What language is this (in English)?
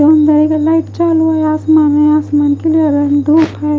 Hindi